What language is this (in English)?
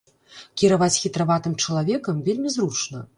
Belarusian